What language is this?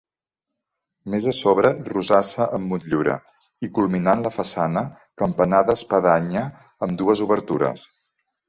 Catalan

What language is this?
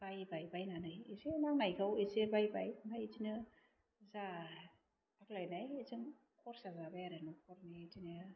Bodo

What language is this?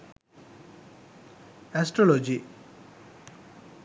Sinhala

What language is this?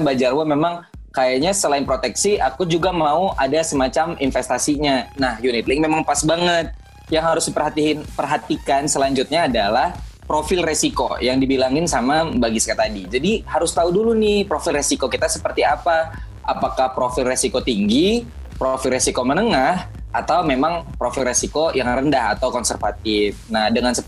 Indonesian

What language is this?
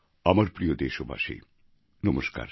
Bangla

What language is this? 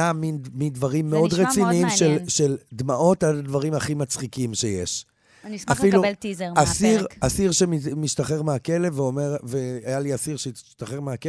Hebrew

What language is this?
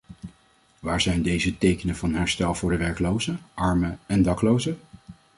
Dutch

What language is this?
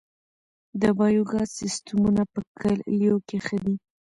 Pashto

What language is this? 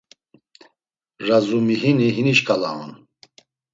Laz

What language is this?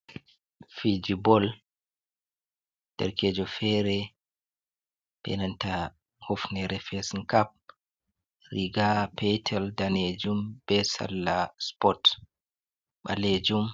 Fula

